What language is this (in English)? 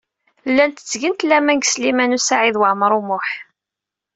Kabyle